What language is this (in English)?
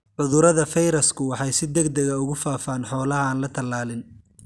Somali